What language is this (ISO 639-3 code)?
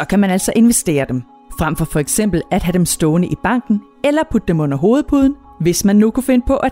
dan